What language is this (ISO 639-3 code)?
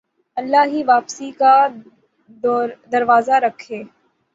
urd